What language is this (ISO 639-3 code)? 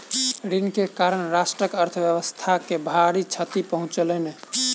mai